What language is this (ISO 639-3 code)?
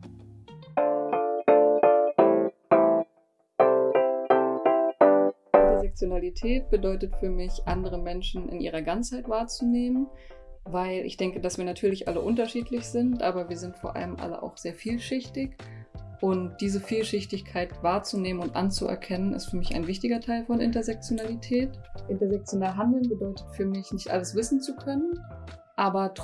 deu